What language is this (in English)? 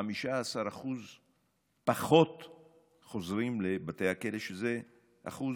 Hebrew